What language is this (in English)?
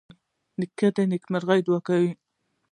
Pashto